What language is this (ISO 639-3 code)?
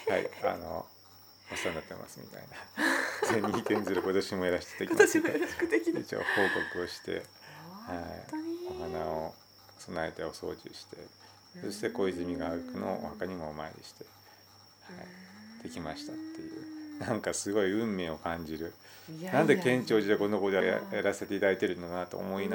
jpn